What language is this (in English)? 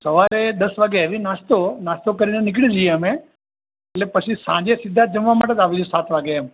Gujarati